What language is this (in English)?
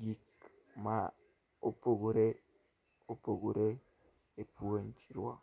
Luo (Kenya and Tanzania)